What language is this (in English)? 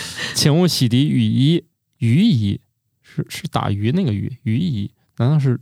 Chinese